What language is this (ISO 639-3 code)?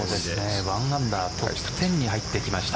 jpn